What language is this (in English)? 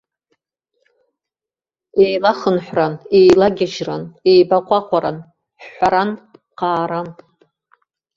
Abkhazian